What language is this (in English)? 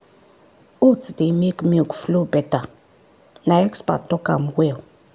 Nigerian Pidgin